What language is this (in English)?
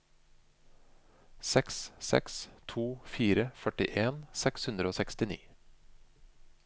Norwegian